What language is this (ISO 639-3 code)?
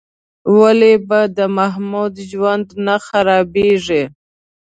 pus